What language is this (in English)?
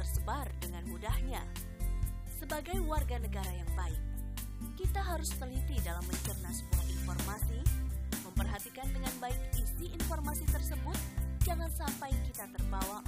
Indonesian